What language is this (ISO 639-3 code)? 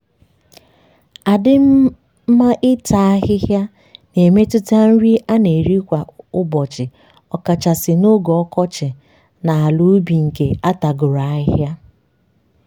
ibo